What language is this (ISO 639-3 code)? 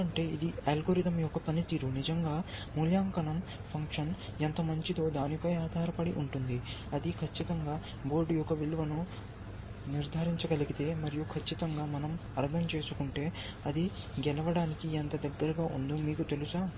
tel